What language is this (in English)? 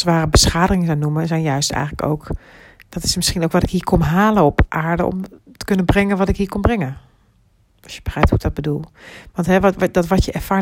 Dutch